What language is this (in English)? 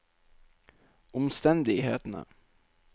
Norwegian